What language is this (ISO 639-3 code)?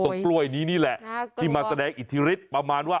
tha